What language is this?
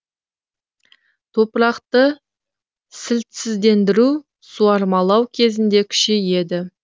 Kazakh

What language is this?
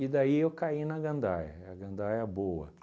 Portuguese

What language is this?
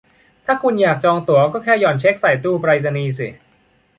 Thai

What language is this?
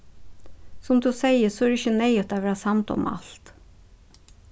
Faroese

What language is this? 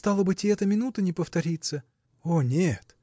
Russian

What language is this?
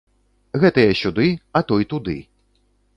Belarusian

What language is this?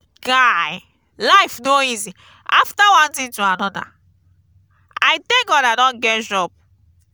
Nigerian Pidgin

